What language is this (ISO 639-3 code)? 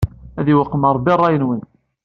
kab